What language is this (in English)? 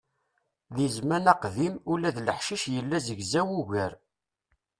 Kabyle